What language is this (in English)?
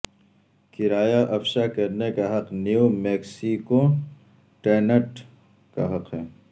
Urdu